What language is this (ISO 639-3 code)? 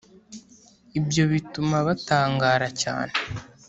kin